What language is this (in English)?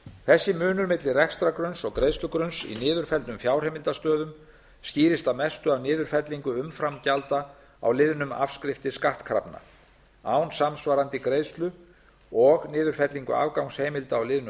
Icelandic